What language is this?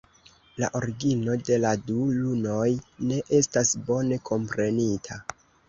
Esperanto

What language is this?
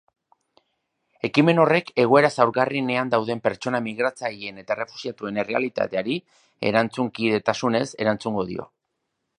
Basque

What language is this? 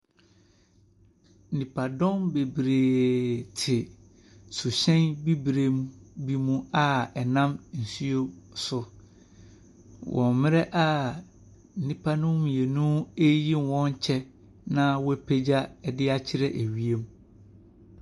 Akan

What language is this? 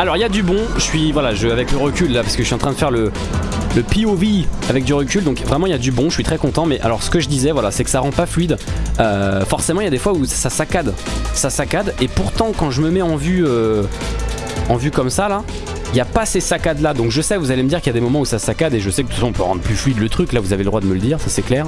French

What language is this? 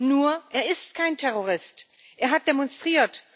German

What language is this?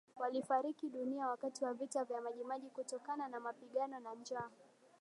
Swahili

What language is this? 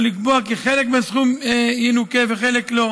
Hebrew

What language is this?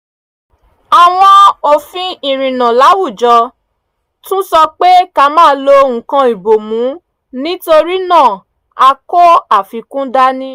Yoruba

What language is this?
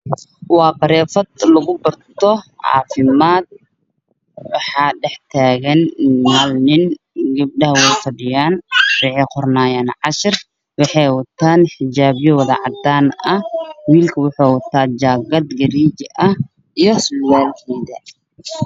Somali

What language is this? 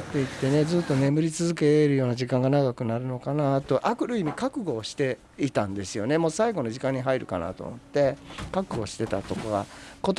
Japanese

